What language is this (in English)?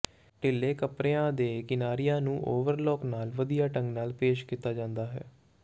Punjabi